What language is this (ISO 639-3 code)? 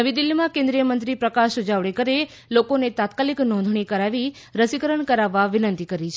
guj